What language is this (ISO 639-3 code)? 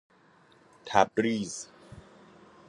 fas